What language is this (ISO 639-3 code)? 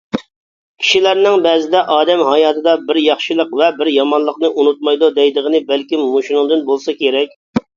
uig